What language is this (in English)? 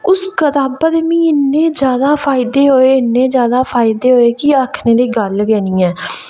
Dogri